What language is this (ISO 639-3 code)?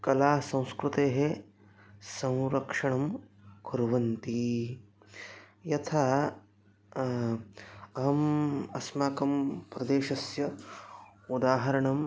san